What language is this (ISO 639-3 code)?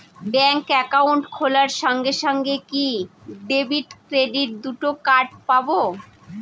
ben